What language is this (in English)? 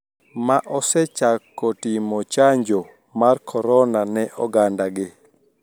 Luo (Kenya and Tanzania)